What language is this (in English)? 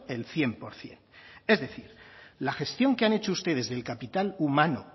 Spanish